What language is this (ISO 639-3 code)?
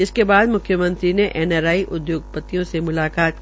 hin